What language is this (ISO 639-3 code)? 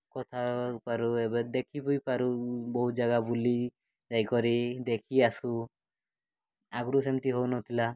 ori